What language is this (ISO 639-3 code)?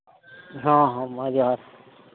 sat